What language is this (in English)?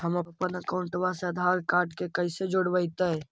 Magahi